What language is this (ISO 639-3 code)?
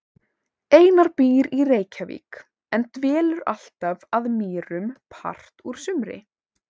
isl